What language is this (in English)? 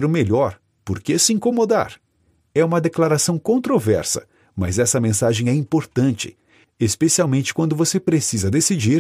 Portuguese